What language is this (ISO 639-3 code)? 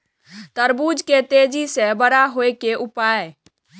mai